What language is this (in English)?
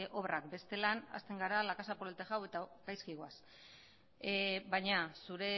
Basque